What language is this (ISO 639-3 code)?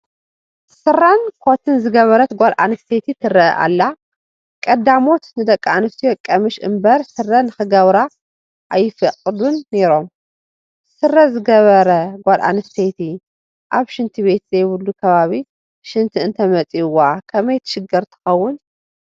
tir